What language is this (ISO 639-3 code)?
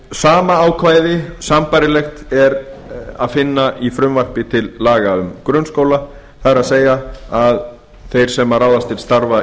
isl